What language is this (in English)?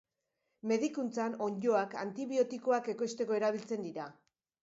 Basque